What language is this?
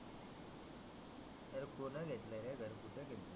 Marathi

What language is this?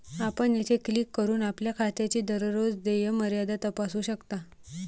Marathi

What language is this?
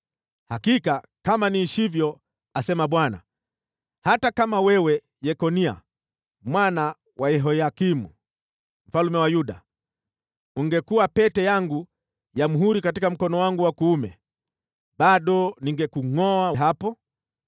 Swahili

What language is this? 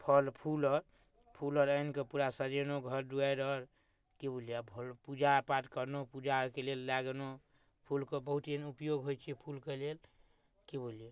Maithili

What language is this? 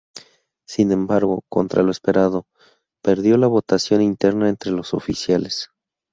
Spanish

